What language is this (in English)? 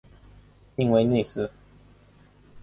Chinese